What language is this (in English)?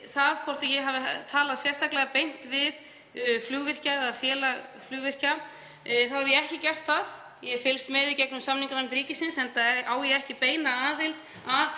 Icelandic